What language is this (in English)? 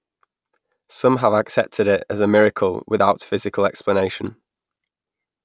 English